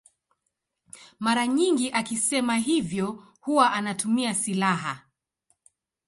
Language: Swahili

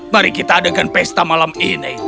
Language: Indonesian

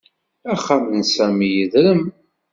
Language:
Kabyle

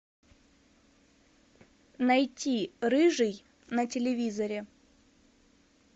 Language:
Russian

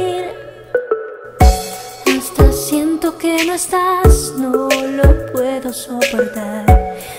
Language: Greek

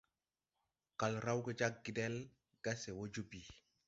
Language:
Tupuri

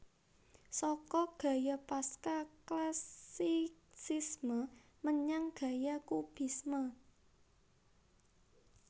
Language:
Javanese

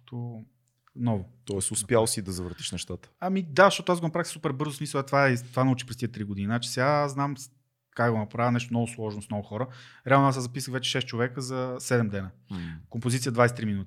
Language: Bulgarian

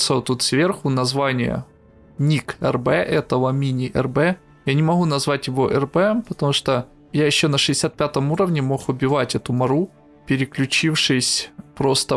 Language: Russian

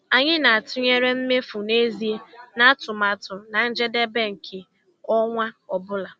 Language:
Igbo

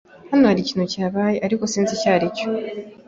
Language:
Kinyarwanda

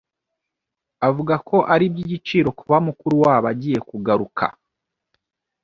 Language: Kinyarwanda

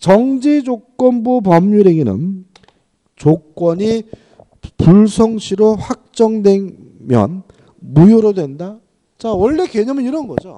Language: Korean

